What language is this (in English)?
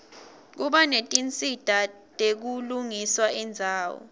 Swati